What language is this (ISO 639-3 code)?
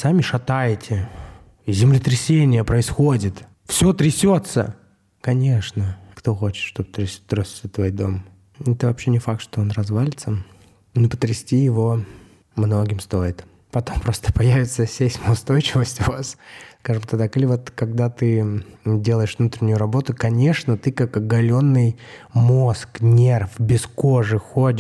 rus